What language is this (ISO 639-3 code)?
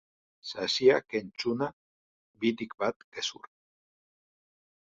eus